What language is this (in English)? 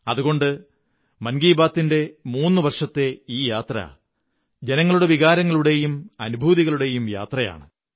Malayalam